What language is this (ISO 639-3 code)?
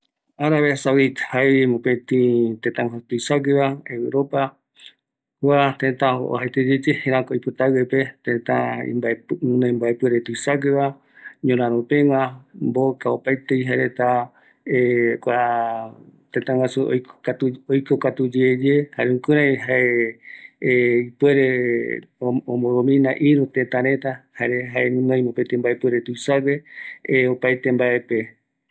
gui